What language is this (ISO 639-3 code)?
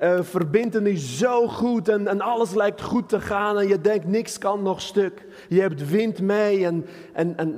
nld